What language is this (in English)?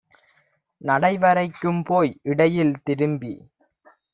Tamil